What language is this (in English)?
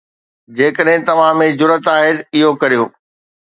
Sindhi